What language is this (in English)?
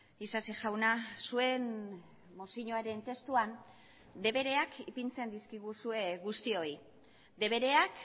Basque